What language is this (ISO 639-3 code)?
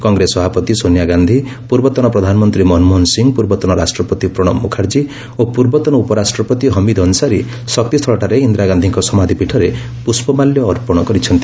ori